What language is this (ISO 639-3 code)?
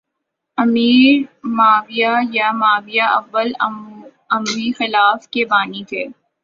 urd